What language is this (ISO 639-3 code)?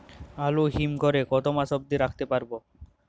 ben